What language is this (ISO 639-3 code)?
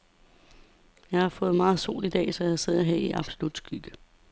dan